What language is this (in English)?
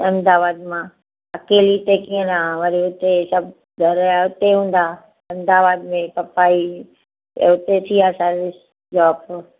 Sindhi